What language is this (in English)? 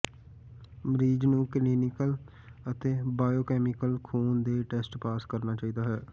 Punjabi